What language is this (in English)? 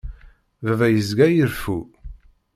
Kabyle